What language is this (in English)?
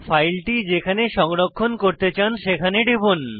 Bangla